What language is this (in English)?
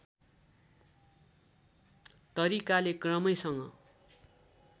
Nepali